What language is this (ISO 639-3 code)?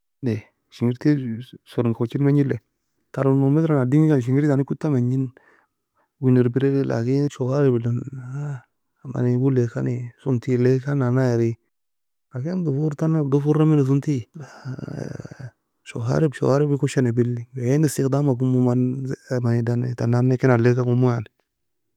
fia